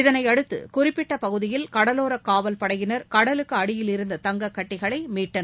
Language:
Tamil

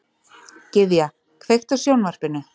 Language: Icelandic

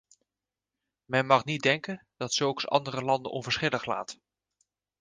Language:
Dutch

